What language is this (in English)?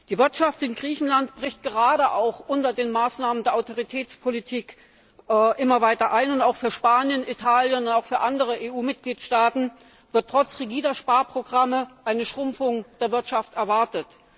German